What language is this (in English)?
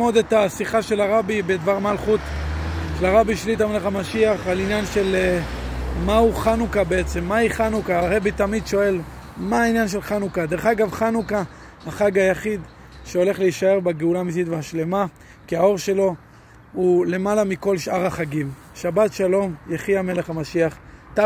Hebrew